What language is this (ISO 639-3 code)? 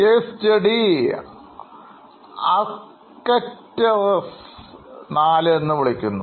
mal